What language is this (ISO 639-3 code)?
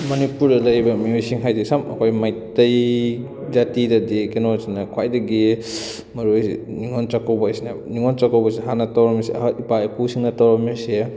mni